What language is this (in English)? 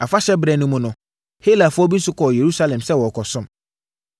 Akan